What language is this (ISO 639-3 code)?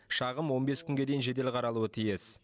kaz